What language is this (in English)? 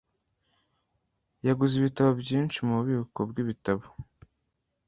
Kinyarwanda